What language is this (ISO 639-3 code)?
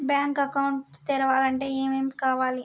tel